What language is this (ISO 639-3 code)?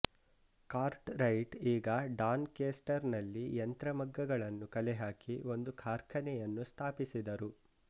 kan